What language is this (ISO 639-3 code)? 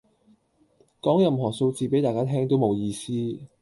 yue